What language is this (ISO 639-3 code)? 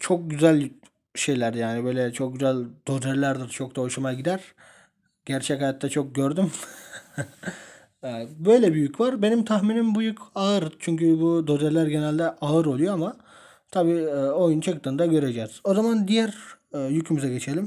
tur